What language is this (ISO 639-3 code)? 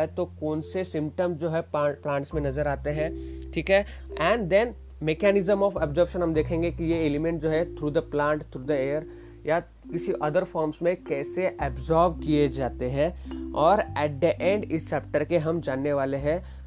hin